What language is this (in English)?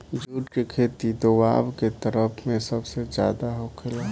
Bhojpuri